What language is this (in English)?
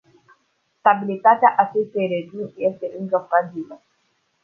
Romanian